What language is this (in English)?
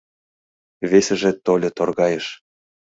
Mari